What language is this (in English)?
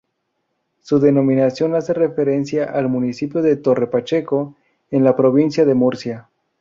Spanish